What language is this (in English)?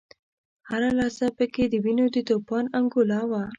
Pashto